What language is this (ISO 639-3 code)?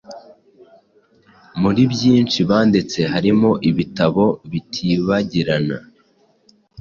kin